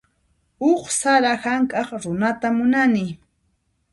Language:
Puno Quechua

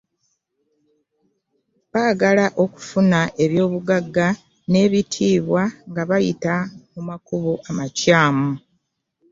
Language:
Ganda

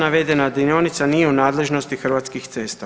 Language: Croatian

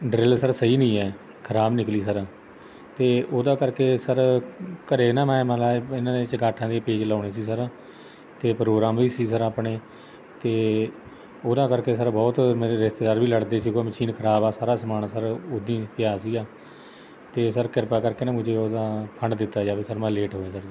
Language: Punjabi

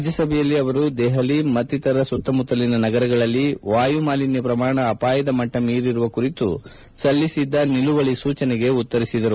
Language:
Kannada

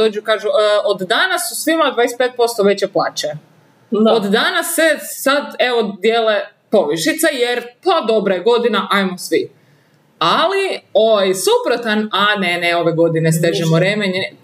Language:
Croatian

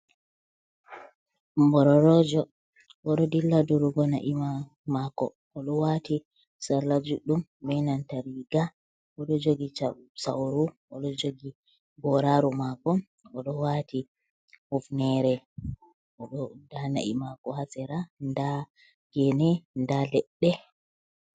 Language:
Fula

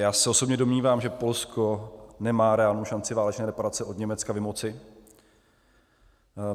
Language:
Czech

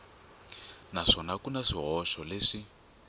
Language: Tsonga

